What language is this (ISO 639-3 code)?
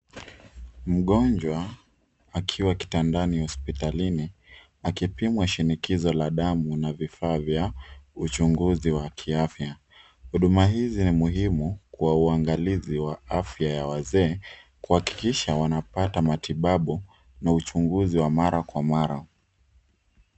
swa